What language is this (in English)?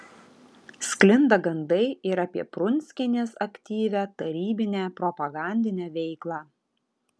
Lithuanian